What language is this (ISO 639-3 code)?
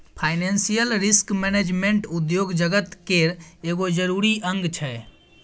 mai